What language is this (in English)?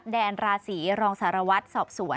Thai